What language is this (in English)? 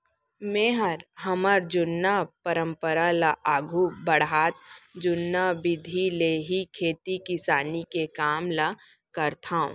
Chhattisgarhi